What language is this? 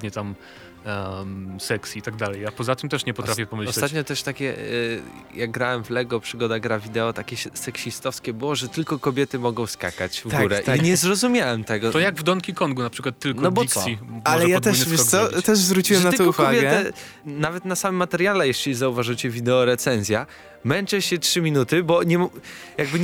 Polish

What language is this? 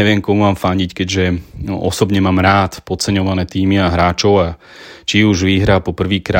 Slovak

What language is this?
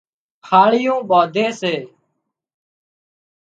Wadiyara Koli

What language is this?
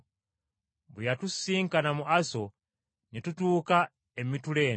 Ganda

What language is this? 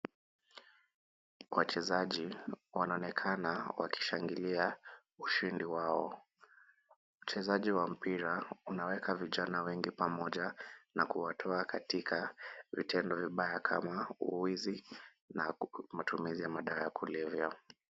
Swahili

